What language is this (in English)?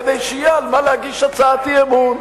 Hebrew